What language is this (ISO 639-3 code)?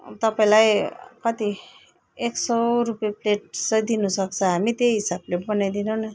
nep